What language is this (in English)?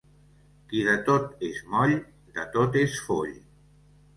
Catalan